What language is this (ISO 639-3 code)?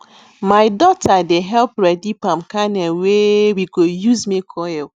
pcm